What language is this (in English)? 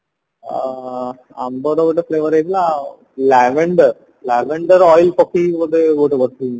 Odia